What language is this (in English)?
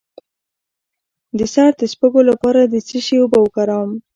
Pashto